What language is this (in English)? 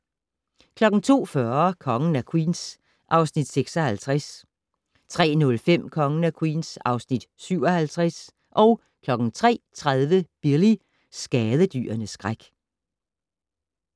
Danish